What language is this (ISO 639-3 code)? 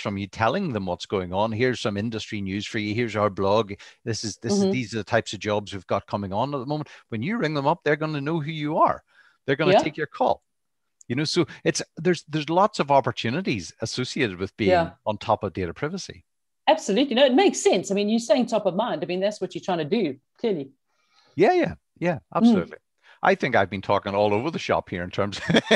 eng